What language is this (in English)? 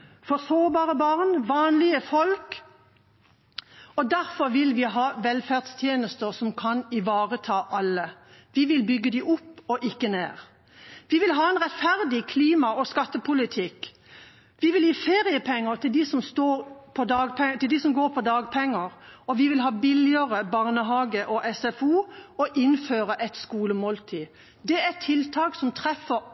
Norwegian Bokmål